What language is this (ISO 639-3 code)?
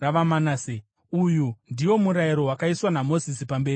sna